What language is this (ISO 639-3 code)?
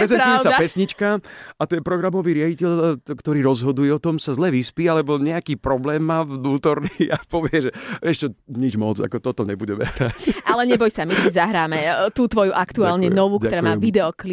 slk